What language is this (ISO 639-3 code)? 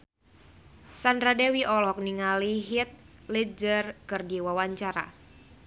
sun